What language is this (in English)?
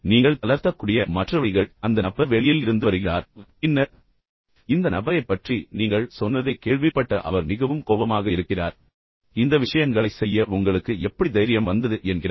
Tamil